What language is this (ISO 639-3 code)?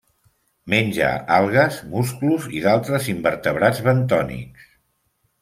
cat